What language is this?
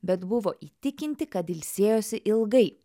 Lithuanian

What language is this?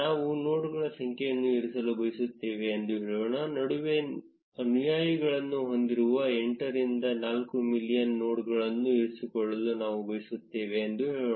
Kannada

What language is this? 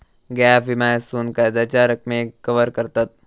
Marathi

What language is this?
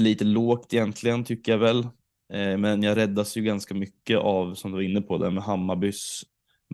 Swedish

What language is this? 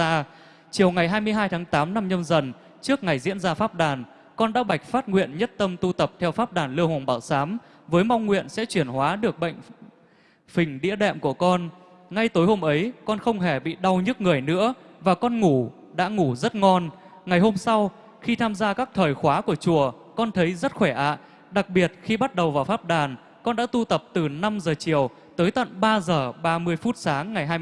Vietnamese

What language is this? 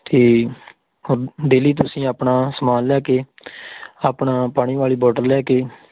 Punjabi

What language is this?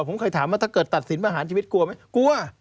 Thai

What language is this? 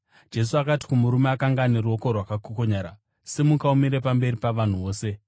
Shona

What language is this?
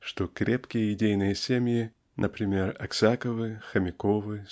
Russian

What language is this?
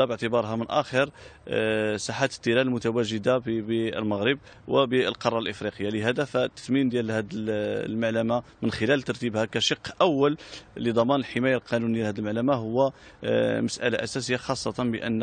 Arabic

